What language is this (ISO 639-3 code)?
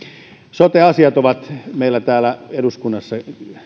fin